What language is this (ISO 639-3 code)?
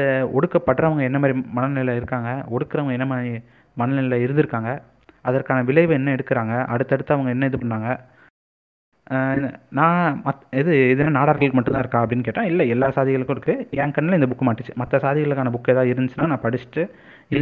tam